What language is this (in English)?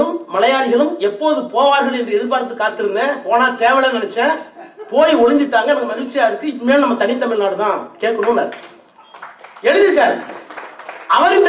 Tamil